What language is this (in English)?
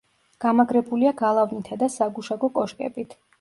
Georgian